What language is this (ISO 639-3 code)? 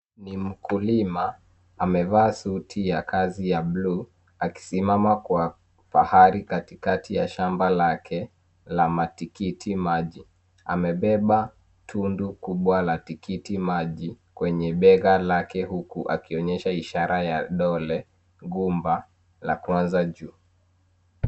swa